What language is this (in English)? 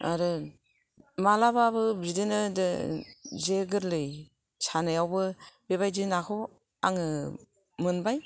Bodo